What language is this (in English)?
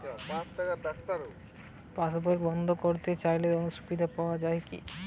Bangla